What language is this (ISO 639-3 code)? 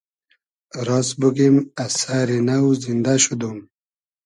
haz